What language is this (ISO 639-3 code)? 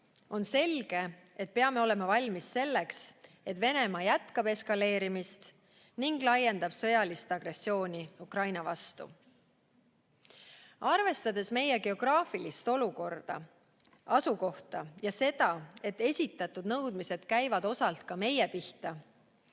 est